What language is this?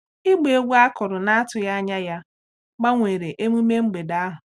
Igbo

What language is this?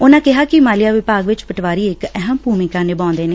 Punjabi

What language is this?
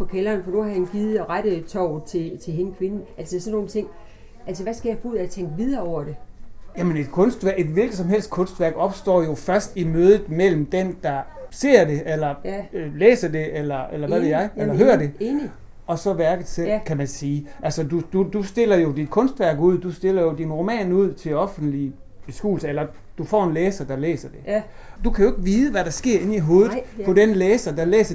Danish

